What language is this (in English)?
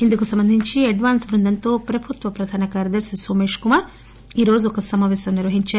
Telugu